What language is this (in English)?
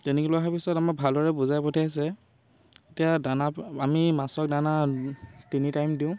Assamese